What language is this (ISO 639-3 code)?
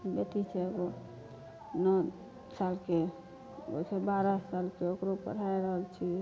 mai